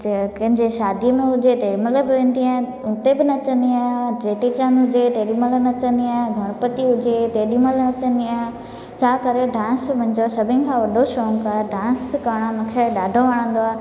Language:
Sindhi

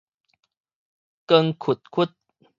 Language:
Min Nan Chinese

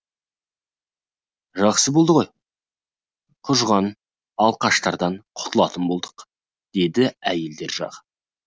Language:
Kazakh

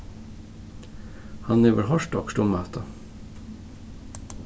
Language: Faroese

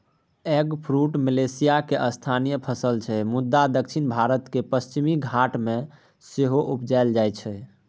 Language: Maithili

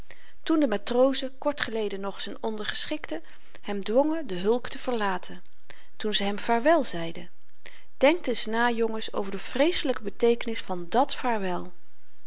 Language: Dutch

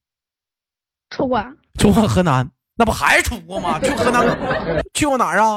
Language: Chinese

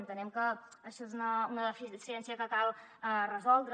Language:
Catalan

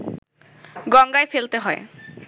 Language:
Bangla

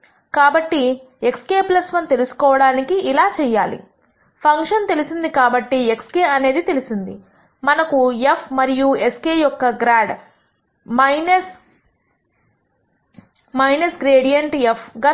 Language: Telugu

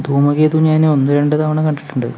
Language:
Malayalam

